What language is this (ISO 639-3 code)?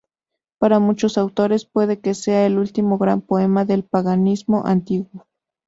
spa